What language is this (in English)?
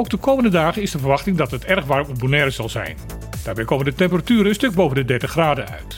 Dutch